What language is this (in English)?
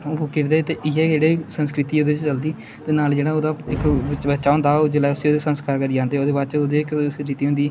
Dogri